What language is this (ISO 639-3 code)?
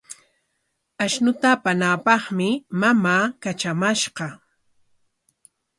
qwa